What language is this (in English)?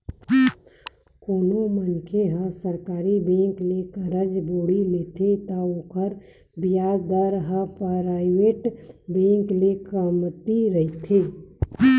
Chhattisgarhi